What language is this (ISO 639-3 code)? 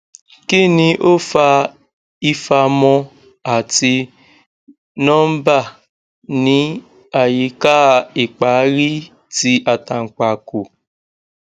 yor